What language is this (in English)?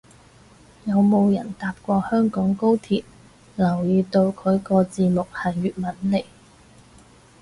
Cantonese